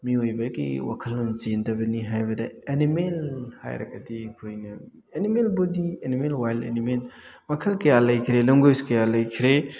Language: Manipuri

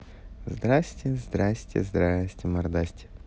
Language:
Russian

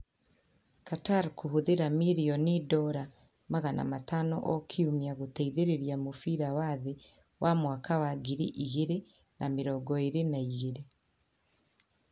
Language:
Kikuyu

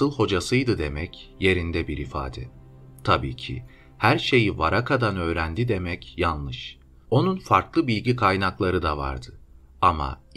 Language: Turkish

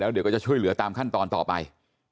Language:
Thai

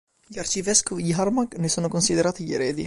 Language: Italian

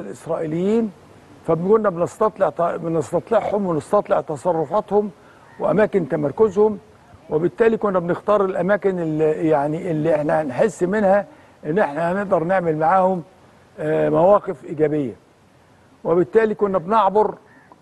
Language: Arabic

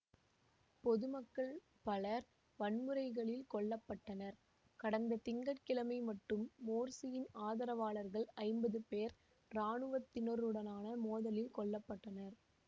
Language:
Tamil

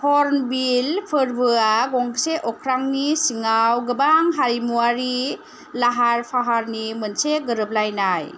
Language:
Bodo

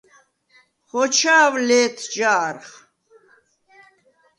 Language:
Svan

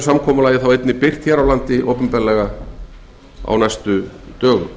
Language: Icelandic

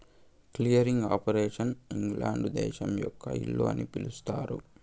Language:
Telugu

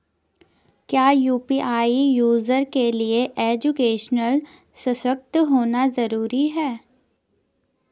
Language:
Hindi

